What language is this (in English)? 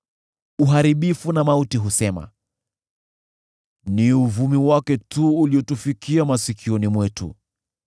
Swahili